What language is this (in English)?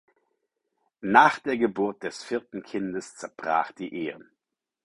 German